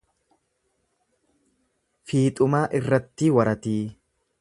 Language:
Oromo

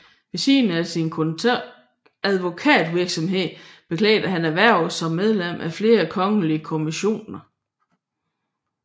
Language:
Danish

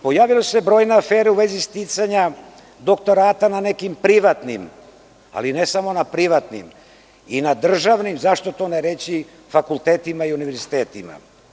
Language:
Serbian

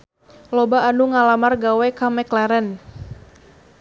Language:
Sundanese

